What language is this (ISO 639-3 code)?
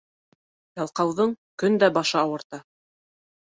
bak